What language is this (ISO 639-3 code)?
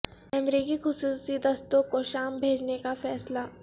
urd